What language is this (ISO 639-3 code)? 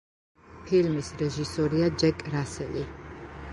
kat